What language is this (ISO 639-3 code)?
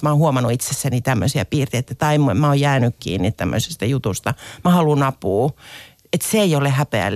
fin